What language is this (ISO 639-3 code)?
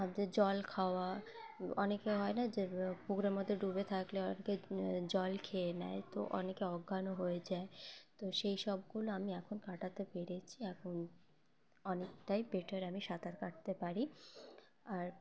ben